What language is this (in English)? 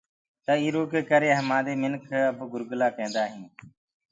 Gurgula